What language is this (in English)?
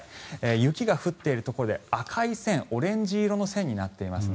Japanese